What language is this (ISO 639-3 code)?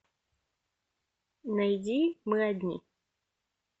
rus